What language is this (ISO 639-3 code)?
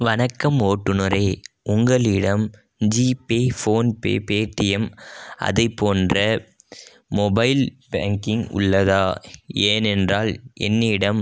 tam